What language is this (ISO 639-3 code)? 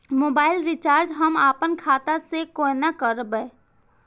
mai